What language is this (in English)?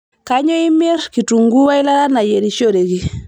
Masai